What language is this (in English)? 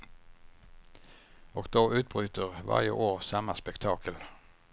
Swedish